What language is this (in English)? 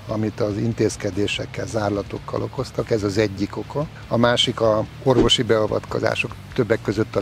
Hungarian